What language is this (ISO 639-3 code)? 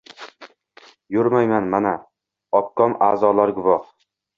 uzb